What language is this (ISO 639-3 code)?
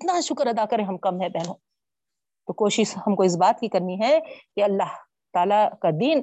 urd